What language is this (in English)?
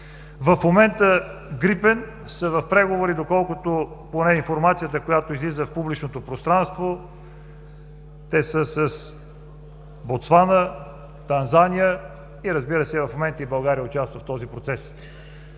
Bulgarian